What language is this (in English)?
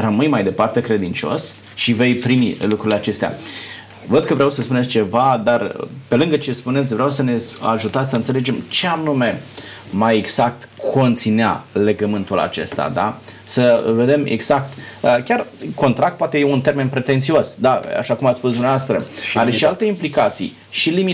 Romanian